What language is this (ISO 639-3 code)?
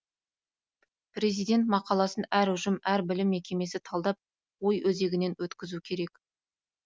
kaz